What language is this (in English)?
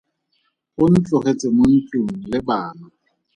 Tswana